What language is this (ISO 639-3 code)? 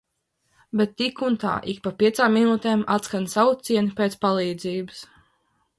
lav